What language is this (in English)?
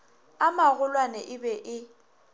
Northern Sotho